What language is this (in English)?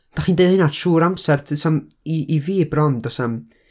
Welsh